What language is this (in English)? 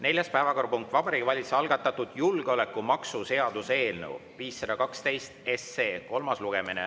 Estonian